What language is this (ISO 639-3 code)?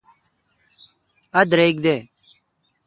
xka